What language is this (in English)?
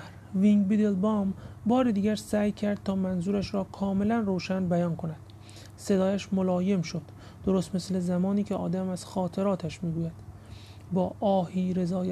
Persian